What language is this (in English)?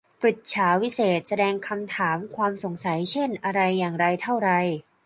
Thai